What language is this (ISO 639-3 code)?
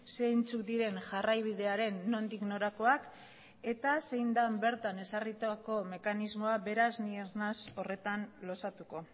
eus